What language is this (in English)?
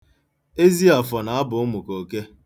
Igbo